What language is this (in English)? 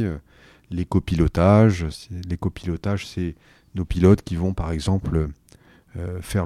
French